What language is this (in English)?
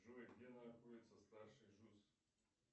Russian